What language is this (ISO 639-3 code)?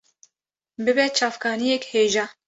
kur